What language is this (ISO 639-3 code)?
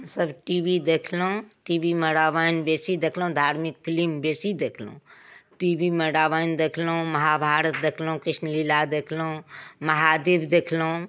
mai